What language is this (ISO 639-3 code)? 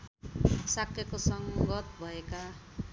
nep